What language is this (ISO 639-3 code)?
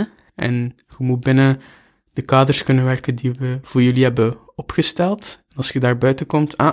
nld